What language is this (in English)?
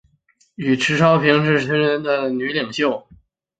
Chinese